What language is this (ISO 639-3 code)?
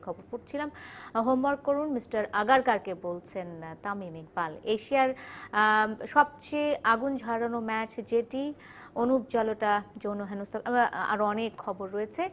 ben